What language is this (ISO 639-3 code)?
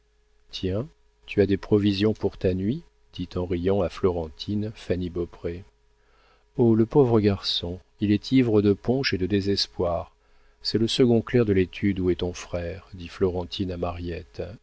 fra